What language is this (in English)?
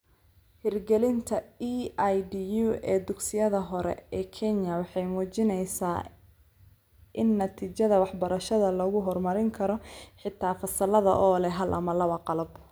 Somali